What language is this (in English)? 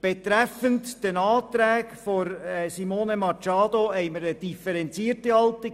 Swiss German